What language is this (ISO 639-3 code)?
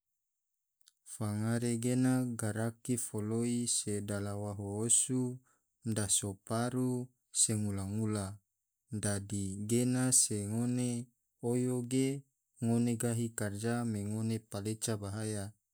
tvo